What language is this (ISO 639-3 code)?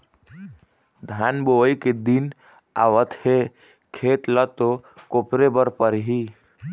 hne